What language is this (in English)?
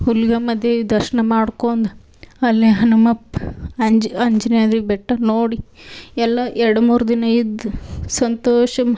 Kannada